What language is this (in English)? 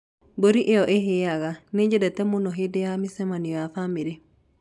Kikuyu